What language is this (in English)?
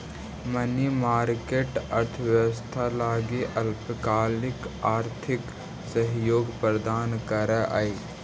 Magahi